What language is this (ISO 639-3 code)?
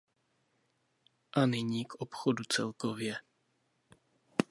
ces